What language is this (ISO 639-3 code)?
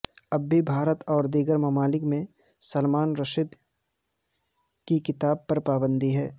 urd